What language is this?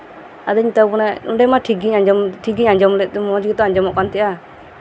Santali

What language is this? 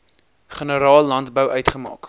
Afrikaans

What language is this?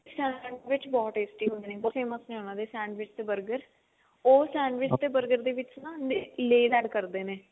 Punjabi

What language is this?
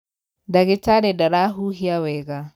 Kikuyu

